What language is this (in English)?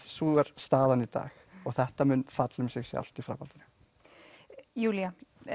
Icelandic